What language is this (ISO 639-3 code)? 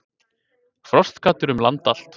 isl